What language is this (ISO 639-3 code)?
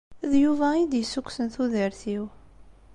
kab